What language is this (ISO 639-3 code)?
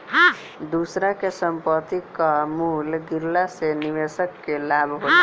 bho